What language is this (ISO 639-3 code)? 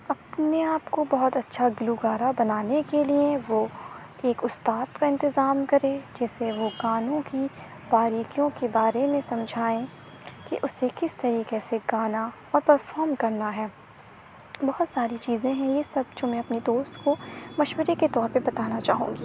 urd